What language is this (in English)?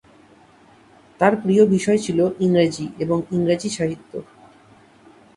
Bangla